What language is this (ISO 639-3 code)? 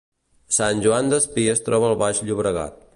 cat